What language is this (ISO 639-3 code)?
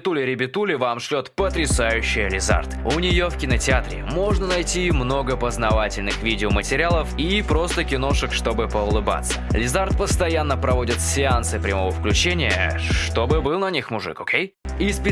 rus